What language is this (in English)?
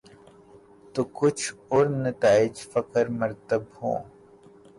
Urdu